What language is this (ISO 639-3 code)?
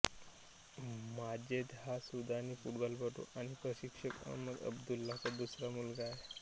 mar